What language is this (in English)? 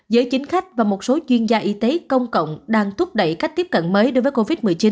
Vietnamese